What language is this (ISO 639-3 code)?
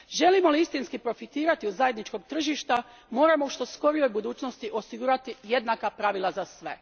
hrv